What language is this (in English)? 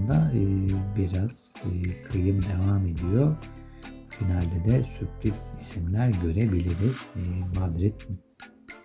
Turkish